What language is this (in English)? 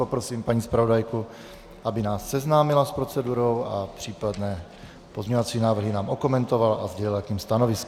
Czech